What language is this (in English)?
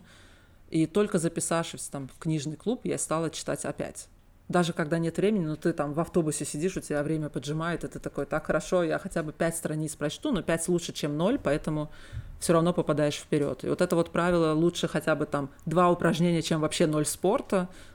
Russian